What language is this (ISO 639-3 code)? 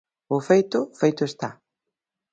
glg